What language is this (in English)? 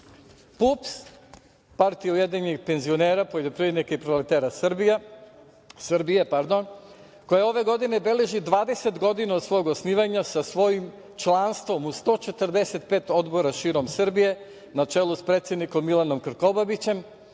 Serbian